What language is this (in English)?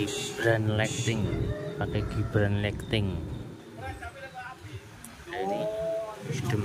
Indonesian